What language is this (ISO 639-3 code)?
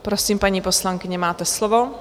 ces